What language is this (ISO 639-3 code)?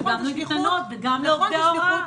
heb